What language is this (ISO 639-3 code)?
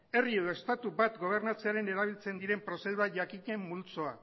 eus